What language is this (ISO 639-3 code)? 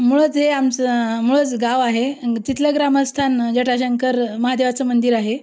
mar